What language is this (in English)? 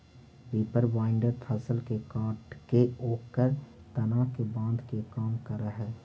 Magahi